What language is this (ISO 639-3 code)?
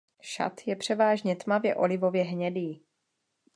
ces